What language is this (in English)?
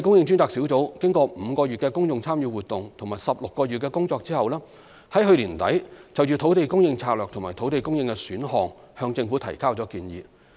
Cantonese